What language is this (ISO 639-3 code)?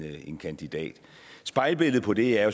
dan